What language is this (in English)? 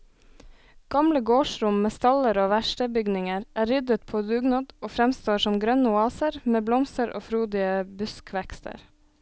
Norwegian